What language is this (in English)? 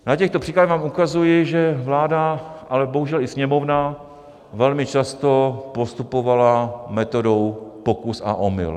Czech